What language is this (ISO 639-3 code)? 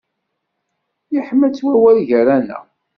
kab